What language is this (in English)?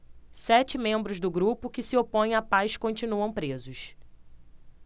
Portuguese